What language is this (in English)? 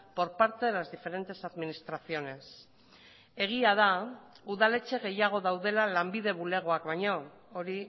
Basque